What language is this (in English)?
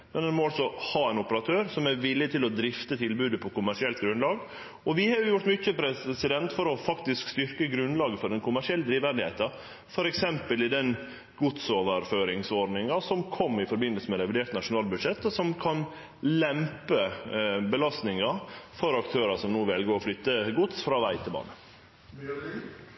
Norwegian Nynorsk